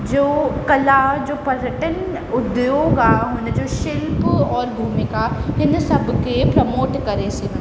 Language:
Sindhi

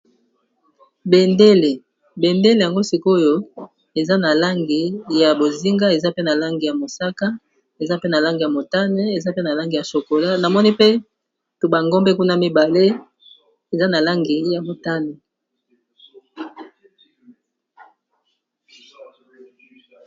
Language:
Lingala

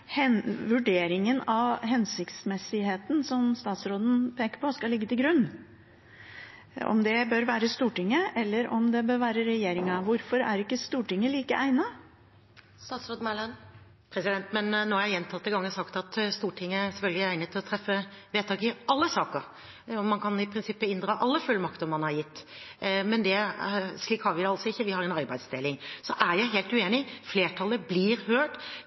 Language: Norwegian Bokmål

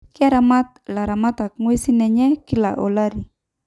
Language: Masai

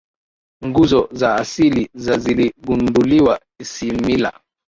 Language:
Swahili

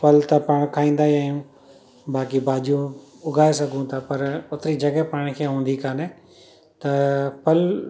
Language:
Sindhi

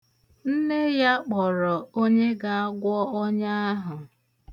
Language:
Igbo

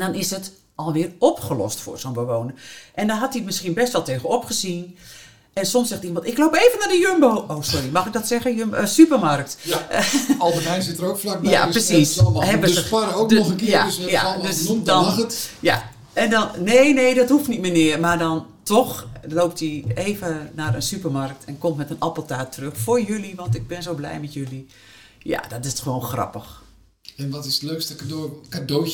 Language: Dutch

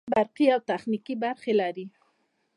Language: Pashto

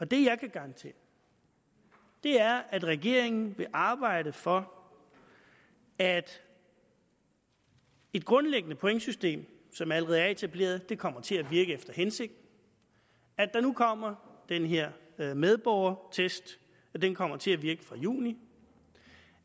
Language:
Danish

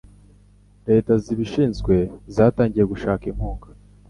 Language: Kinyarwanda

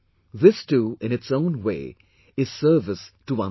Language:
English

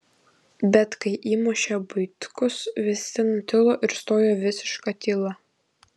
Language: Lithuanian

